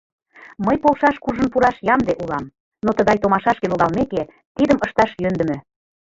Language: Mari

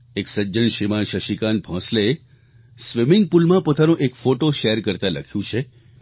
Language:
Gujarati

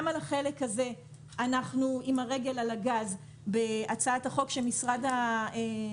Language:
Hebrew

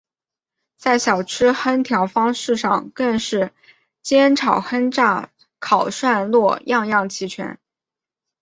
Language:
Chinese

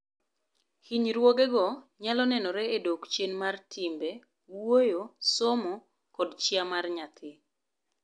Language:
Luo (Kenya and Tanzania)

